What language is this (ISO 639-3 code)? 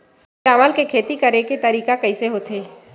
hne